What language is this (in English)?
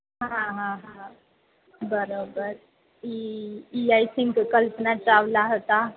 Gujarati